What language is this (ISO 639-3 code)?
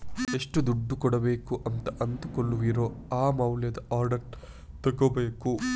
kan